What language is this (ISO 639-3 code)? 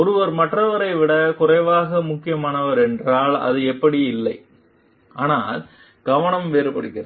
tam